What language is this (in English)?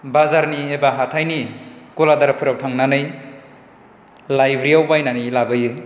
Bodo